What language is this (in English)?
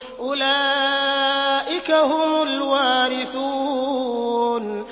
Arabic